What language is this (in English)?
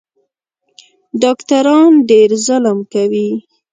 Pashto